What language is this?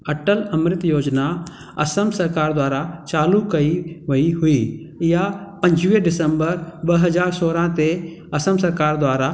Sindhi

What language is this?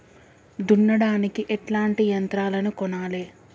Telugu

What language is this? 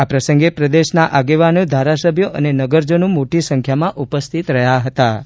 Gujarati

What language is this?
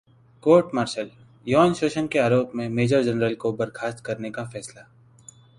Hindi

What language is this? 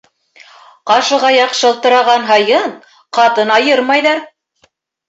Bashkir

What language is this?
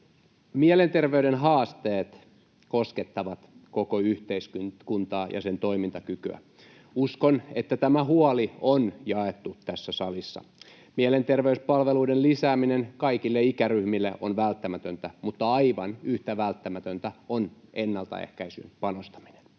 Finnish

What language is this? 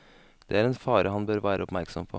Norwegian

